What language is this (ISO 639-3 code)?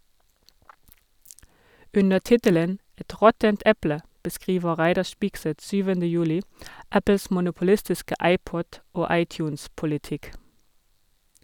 nor